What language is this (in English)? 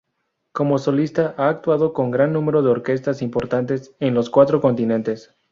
Spanish